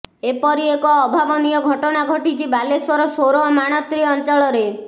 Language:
Odia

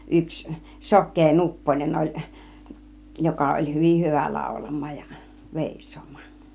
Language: Finnish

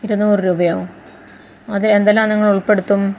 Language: Malayalam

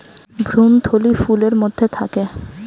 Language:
Bangla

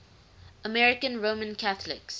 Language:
English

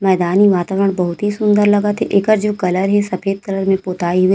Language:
Chhattisgarhi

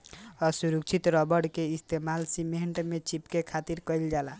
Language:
Bhojpuri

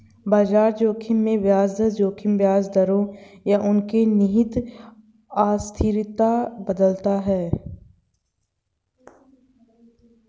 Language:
Hindi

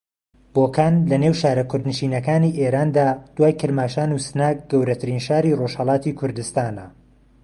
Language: Central Kurdish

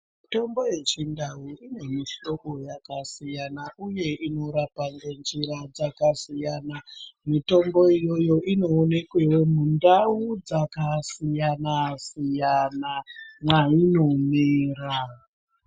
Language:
Ndau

